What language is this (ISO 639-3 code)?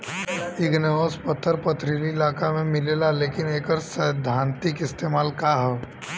bho